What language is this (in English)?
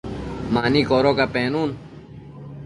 Matsés